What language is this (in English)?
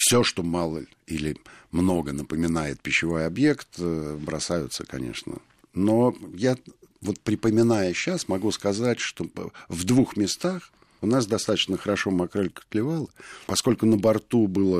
Russian